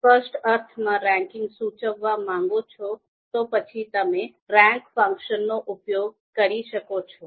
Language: Gujarati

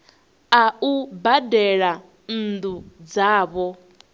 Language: Venda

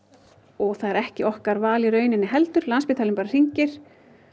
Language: Icelandic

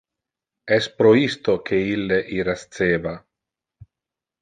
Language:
Interlingua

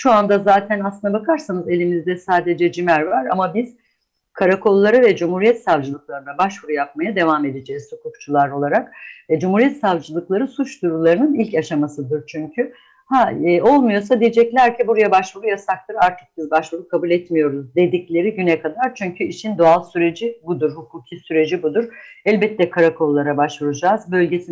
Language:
Turkish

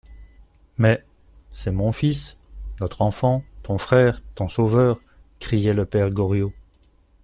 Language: French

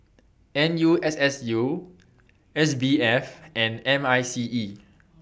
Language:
English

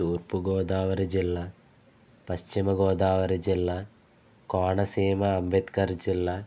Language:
Telugu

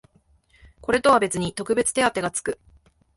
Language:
Japanese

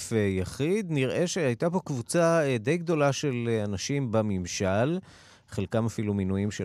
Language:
Hebrew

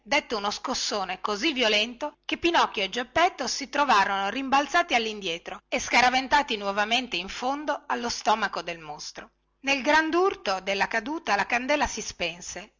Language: Italian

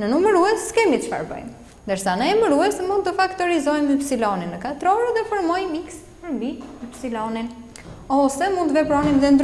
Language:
Romanian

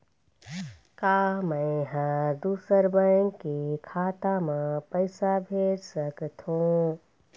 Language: Chhattisgarhi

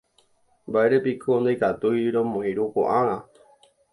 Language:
Guarani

